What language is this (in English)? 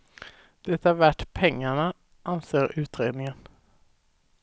Swedish